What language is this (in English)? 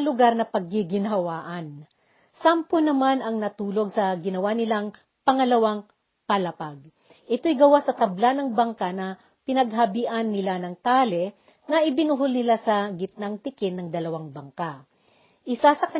Filipino